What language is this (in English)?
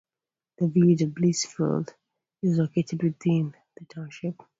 English